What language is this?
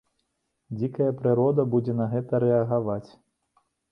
Belarusian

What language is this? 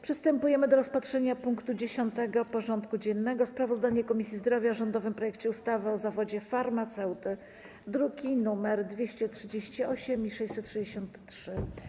Polish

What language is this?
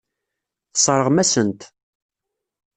Kabyle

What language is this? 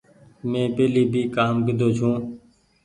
Goaria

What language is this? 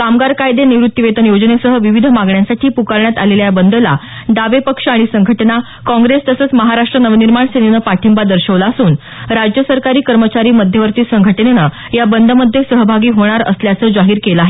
Marathi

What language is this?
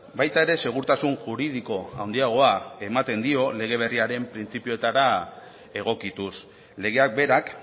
Basque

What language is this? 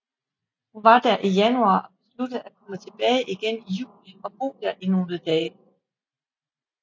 Danish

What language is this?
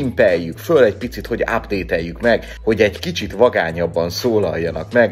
Hungarian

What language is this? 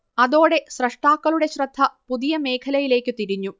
Malayalam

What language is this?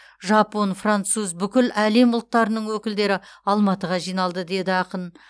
Kazakh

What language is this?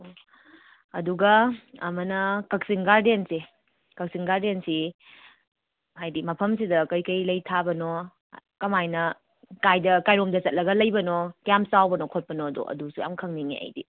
Manipuri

